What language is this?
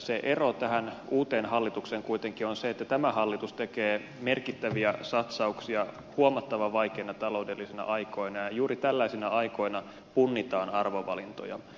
Finnish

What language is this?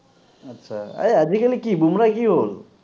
Assamese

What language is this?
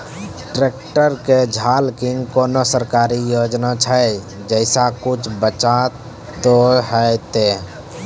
Maithili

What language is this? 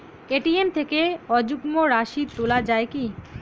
Bangla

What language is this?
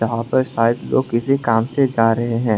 Hindi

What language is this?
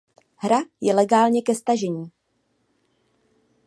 Czech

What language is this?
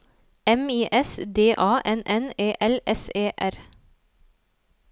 Norwegian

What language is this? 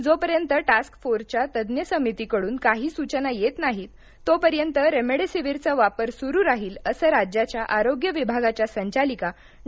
Marathi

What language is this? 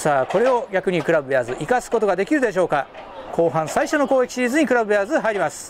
Japanese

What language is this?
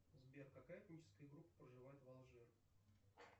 Russian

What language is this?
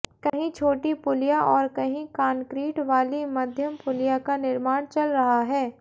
Hindi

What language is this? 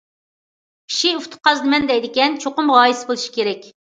Uyghur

